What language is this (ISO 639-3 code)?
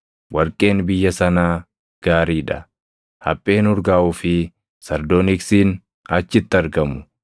orm